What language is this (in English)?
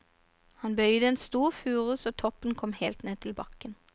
Norwegian